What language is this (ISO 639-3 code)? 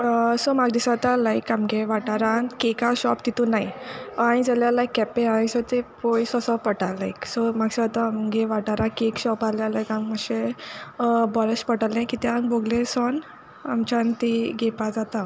kok